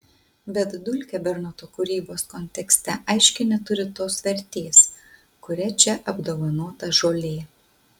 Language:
Lithuanian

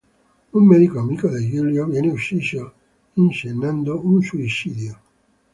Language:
Italian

